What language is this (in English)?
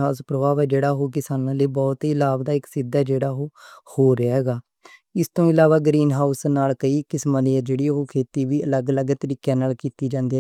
Western Panjabi